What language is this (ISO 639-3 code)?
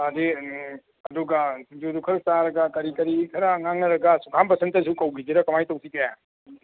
mni